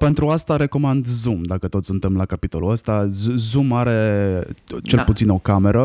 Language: Romanian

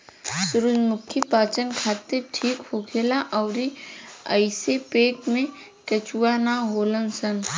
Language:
Bhojpuri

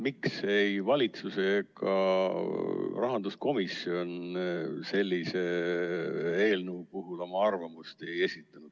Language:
Estonian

